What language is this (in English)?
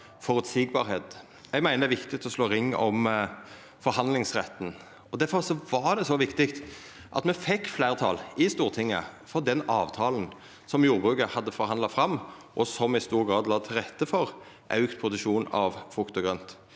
Norwegian